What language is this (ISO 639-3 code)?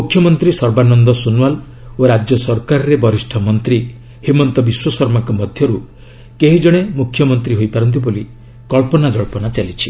ori